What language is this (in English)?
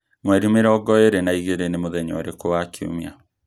Kikuyu